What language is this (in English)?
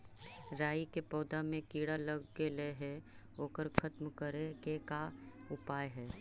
Magahi